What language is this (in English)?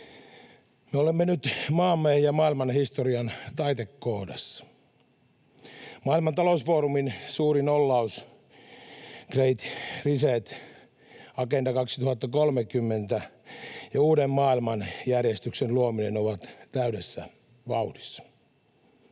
Finnish